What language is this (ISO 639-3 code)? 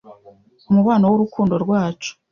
kin